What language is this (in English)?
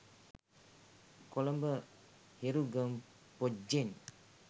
Sinhala